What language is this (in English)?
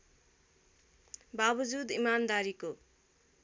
Nepali